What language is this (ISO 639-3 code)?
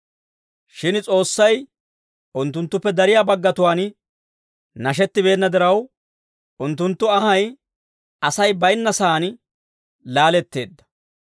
dwr